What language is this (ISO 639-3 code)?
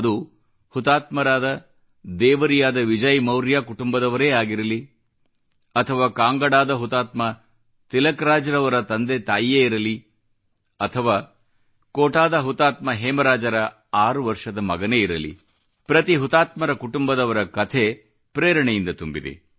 kan